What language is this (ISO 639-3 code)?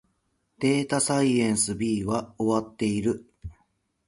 jpn